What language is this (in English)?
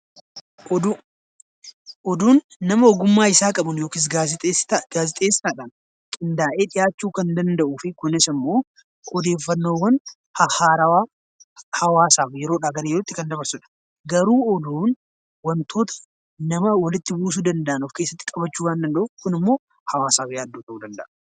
Oromo